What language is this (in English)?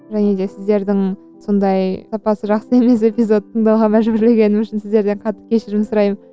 Kazakh